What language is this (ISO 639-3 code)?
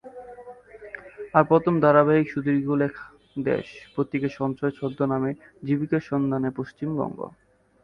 ben